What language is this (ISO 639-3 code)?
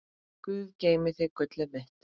isl